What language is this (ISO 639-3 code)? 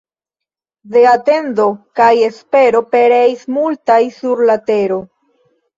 epo